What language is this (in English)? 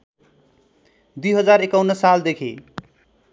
Nepali